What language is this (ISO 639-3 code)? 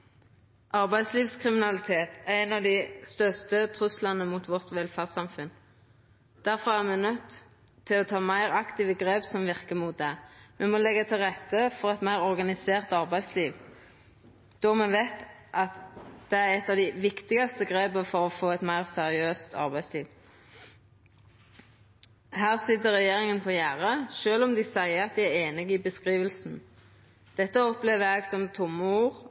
nno